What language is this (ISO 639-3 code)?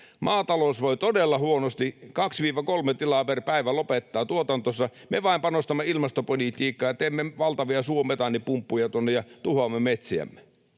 fin